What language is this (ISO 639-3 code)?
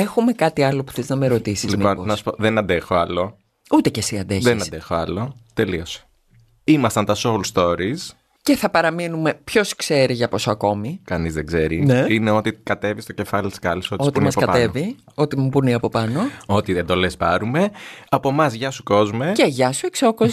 ell